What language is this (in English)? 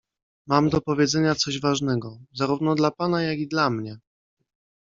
Polish